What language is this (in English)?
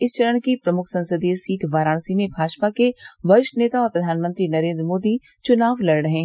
Hindi